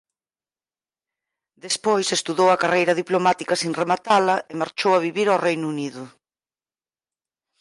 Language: Galician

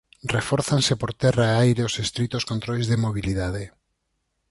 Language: Galician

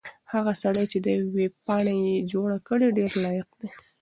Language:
Pashto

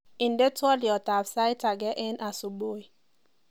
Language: Kalenjin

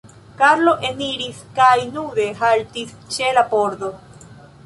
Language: Esperanto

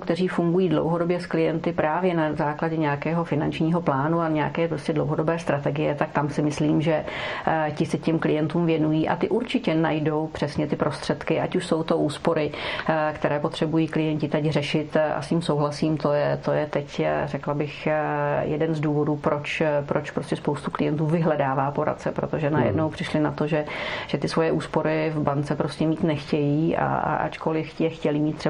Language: Czech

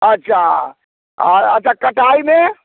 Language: Maithili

